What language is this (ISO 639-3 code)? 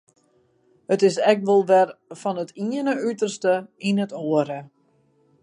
fry